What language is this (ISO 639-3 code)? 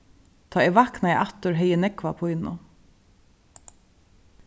fao